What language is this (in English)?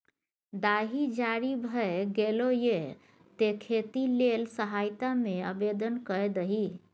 Maithili